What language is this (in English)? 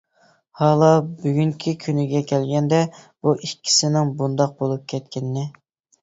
Uyghur